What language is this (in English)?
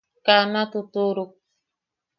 Yaqui